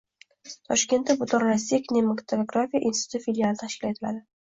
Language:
Uzbek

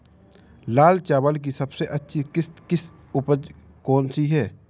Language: Hindi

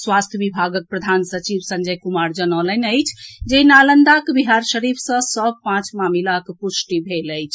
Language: Maithili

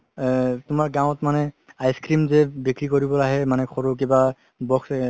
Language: Assamese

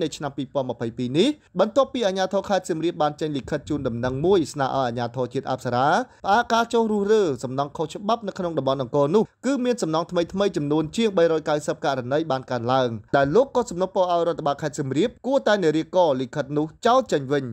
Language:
Thai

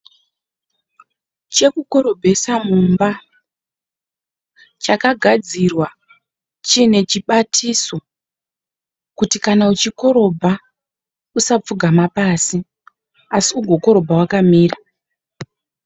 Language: Shona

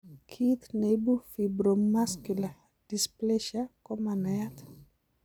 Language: Kalenjin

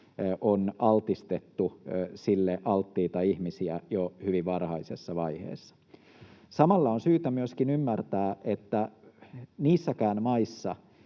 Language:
Finnish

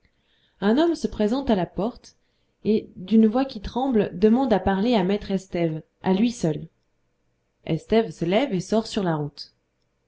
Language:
French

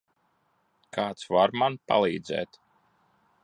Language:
Latvian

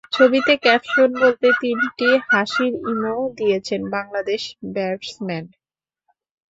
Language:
Bangla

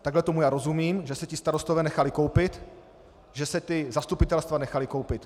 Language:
Czech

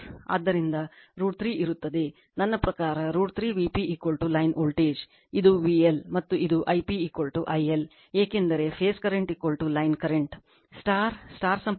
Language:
Kannada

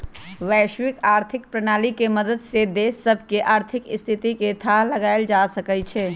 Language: Magahi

